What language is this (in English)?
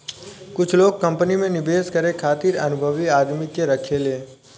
Bhojpuri